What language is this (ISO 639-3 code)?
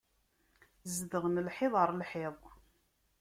kab